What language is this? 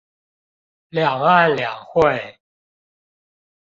Chinese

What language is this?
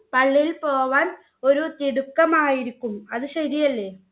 Malayalam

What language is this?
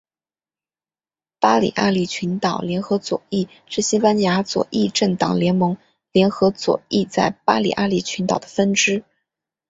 Chinese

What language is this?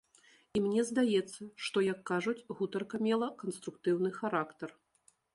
Belarusian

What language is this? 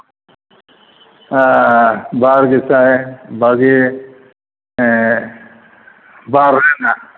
Santali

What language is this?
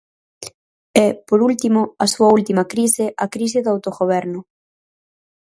Galician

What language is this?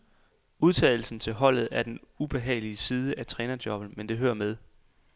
Danish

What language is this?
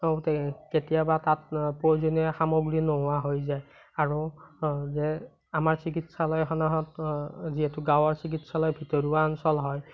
Assamese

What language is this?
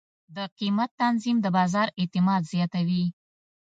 Pashto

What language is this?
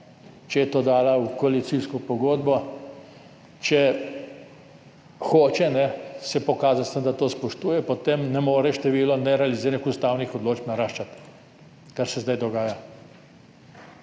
Slovenian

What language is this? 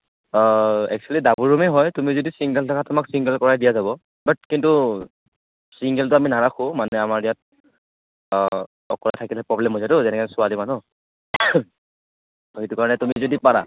Assamese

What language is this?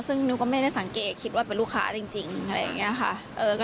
Thai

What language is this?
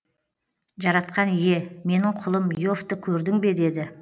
Kazakh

